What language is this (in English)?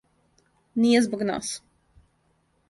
Serbian